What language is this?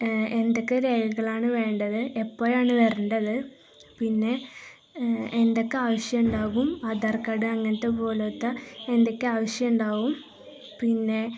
Malayalam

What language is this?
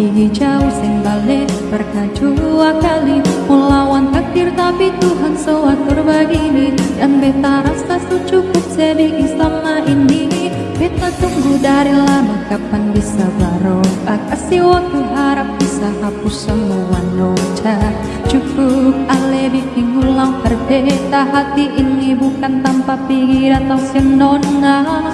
Indonesian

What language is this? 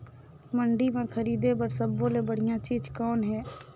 Chhattisgarhi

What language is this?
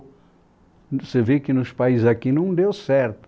Portuguese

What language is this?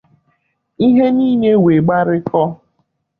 Igbo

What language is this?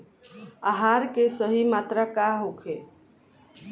Bhojpuri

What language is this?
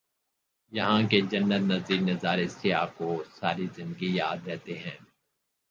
Urdu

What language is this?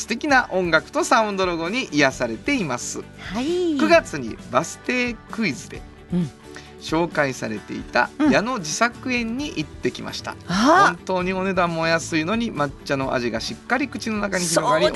Japanese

